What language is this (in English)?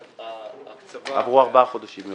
Hebrew